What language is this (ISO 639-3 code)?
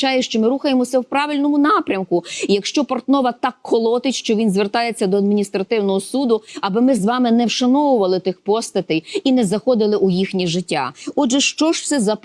ukr